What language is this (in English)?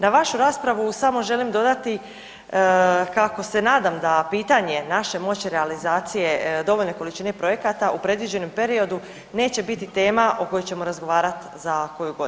Croatian